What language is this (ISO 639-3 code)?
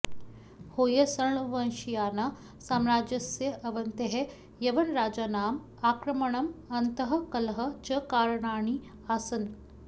san